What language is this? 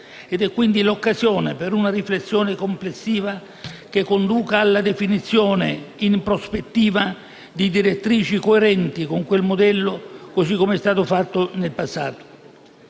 Italian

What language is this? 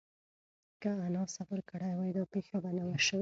Pashto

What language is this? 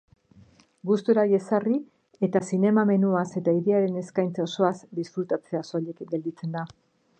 Basque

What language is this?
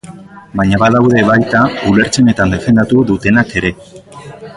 Basque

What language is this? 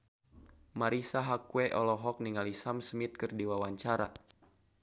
Sundanese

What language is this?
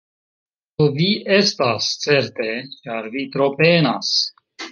Esperanto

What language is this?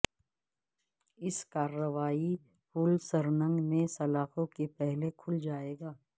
Urdu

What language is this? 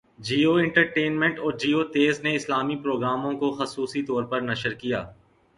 Urdu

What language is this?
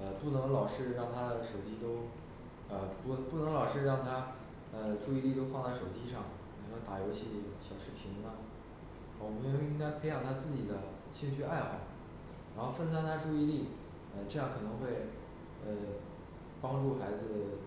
Chinese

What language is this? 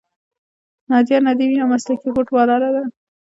Pashto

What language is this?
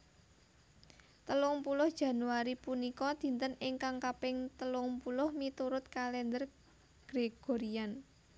Javanese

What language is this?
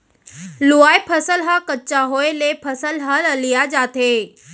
Chhattisgarhi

